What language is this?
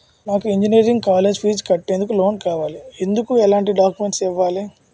Telugu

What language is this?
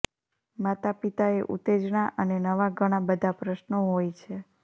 Gujarati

